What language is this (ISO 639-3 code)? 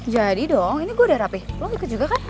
ind